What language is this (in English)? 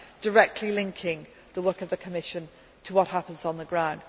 English